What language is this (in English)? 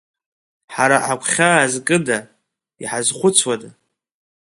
Abkhazian